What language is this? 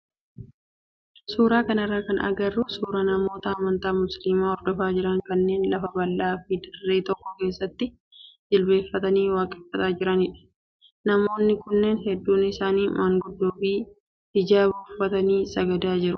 Oromo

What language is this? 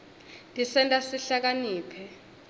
Swati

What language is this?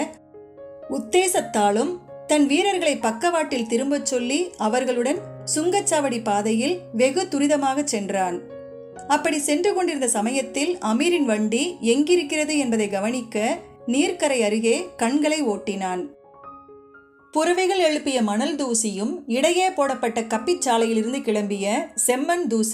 Arabic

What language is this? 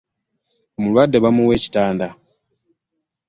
Ganda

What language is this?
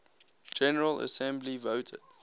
English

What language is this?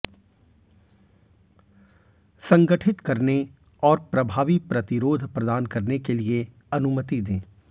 Hindi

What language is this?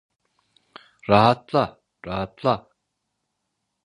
Turkish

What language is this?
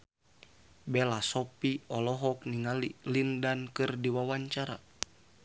Sundanese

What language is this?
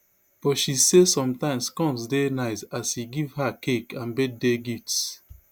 Nigerian Pidgin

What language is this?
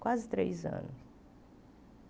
Portuguese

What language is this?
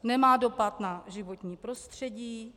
Czech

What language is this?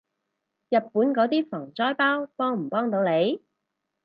Cantonese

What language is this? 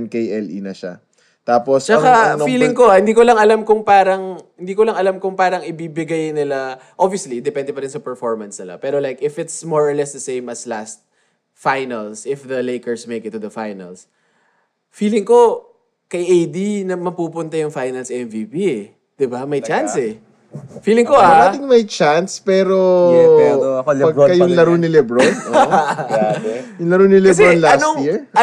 Filipino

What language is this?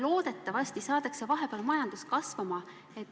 Estonian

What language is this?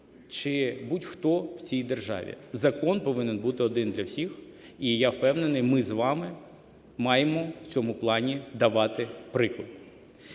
Ukrainian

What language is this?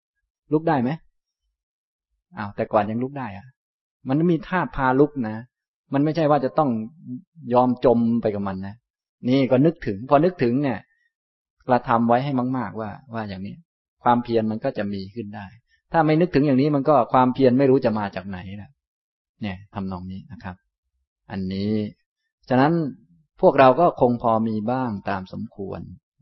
Thai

